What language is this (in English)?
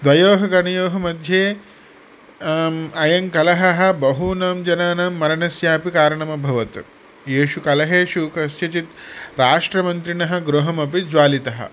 Sanskrit